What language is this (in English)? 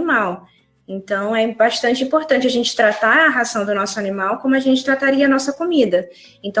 Portuguese